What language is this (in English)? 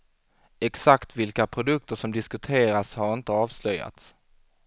Swedish